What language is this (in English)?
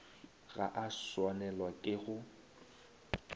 Northern Sotho